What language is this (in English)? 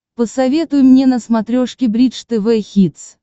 Russian